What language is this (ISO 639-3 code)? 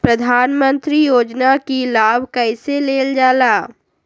mag